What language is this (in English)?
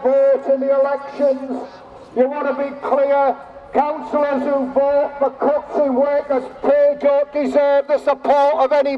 English